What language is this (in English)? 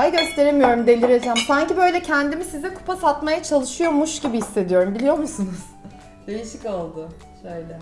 Turkish